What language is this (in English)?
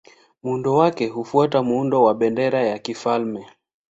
Swahili